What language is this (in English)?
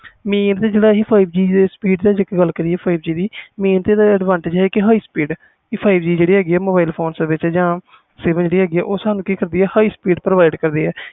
Punjabi